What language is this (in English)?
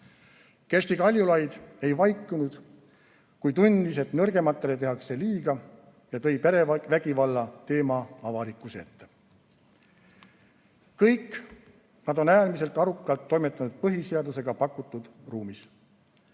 Estonian